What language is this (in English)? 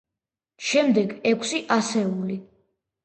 Georgian